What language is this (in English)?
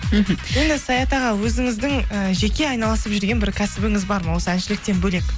Kazakh